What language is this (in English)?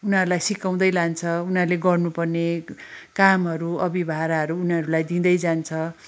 Nepali